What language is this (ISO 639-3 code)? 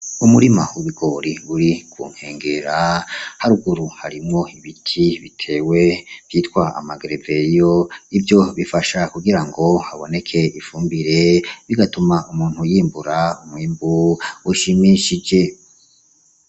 run